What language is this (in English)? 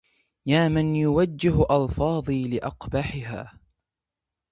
Arabic